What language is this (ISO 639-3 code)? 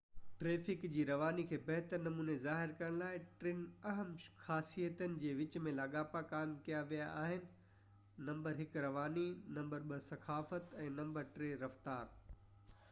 snd